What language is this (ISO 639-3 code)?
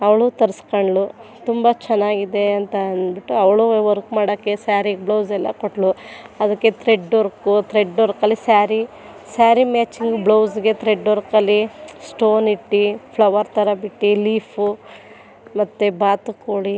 kan